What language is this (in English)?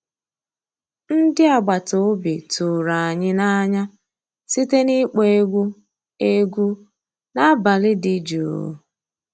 Igbo